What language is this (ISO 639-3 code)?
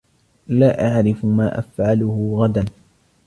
ara